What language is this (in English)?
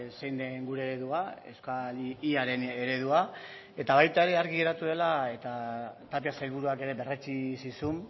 Basque